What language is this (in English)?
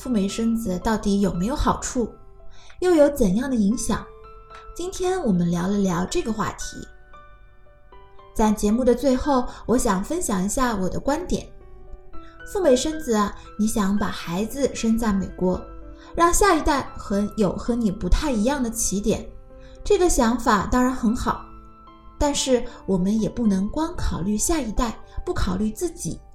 Chinese